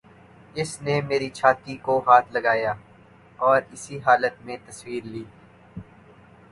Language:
Urdu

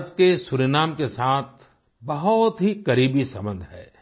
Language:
Hindi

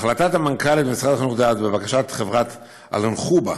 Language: Hebrew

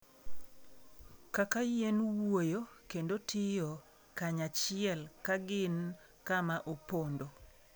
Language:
Luo (Kenya and Tanzania)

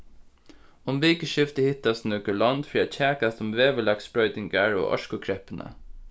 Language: Faroese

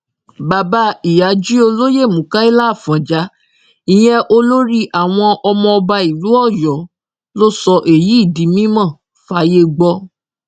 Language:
Yoruba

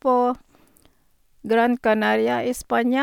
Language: Norwegian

